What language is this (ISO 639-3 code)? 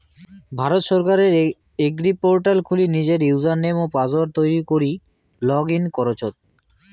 ben